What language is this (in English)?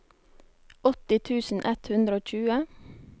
Norwegian